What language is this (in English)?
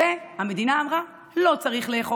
Hebrew